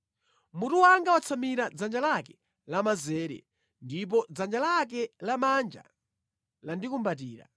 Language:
Nyanja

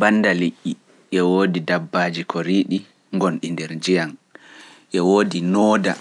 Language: Pular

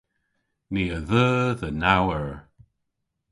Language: Cornish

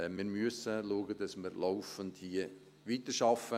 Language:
Swiss German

